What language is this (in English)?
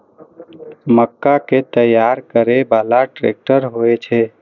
Maithili